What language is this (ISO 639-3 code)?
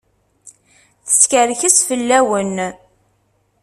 kab